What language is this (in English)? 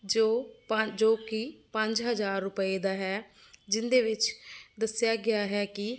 Punjabi